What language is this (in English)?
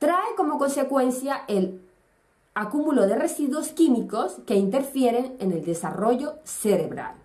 Spanish